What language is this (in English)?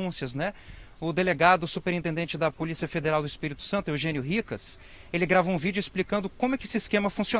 Portuguese